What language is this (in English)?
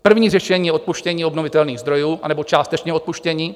Czech